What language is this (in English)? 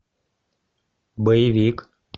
Russian